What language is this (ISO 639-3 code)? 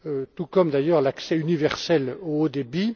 fra